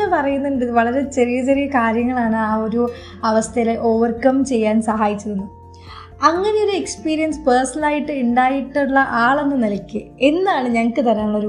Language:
Malayalam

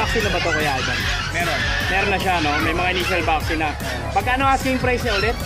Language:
Filipino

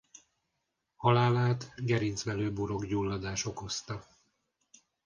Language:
Hungarian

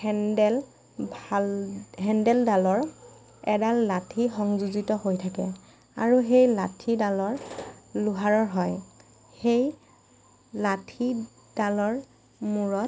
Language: Assamese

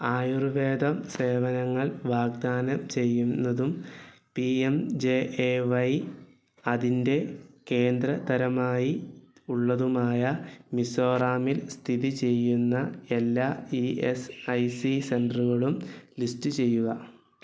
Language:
Malayalam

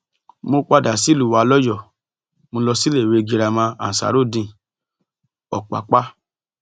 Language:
Yoruba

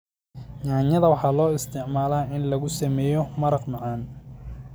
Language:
Somali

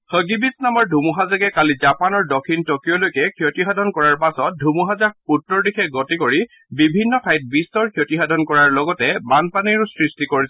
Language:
Assamese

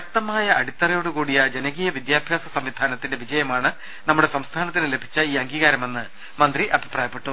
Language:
Malayalam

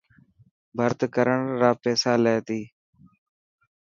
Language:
Dhatki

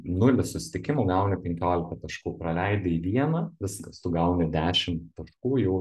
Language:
Lithuanian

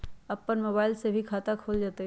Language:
Magahi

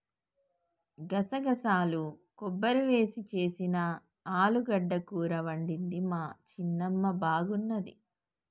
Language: Telugu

